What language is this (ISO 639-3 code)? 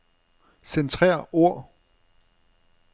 dan